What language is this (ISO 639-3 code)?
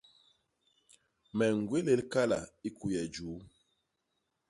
bas